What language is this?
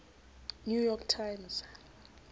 Southern Sotho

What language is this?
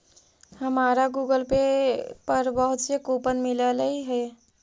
Magahi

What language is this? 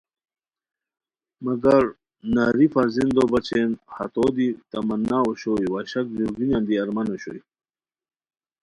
Khowar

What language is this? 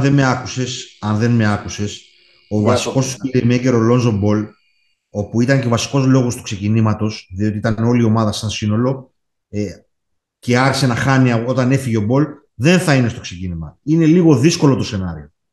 Greek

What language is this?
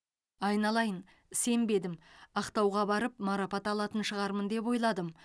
Kazakh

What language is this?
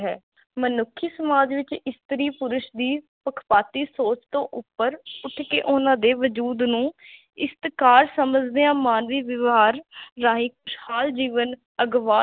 Punjabi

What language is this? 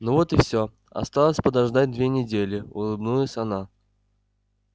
Russian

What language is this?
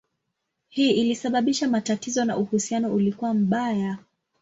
Swahili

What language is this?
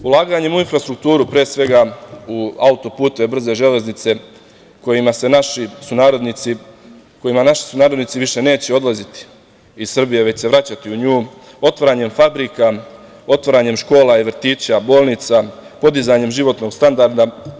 Serbian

